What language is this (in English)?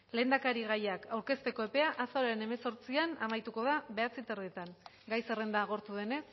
Basque